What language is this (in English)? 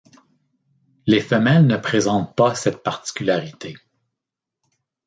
French